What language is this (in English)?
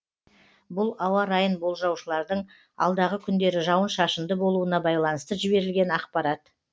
Kazakh